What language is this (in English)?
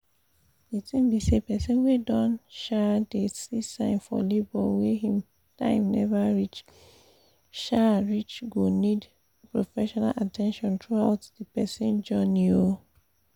Nigerian Pidgin